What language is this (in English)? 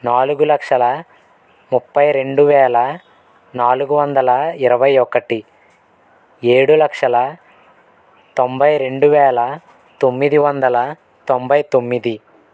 Telugu